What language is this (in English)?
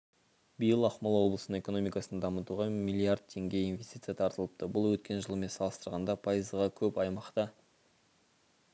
Kazakh